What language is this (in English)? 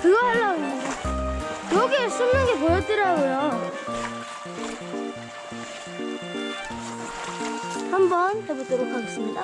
Korean